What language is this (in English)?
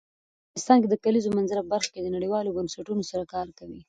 Pashto